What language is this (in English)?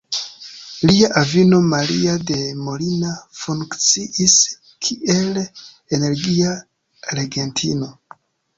Esperanto